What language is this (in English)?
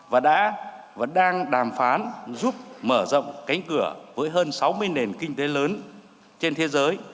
Vietnamese